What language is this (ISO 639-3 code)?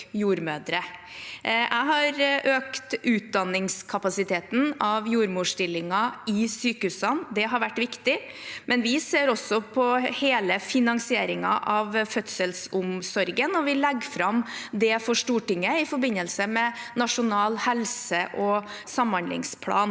nor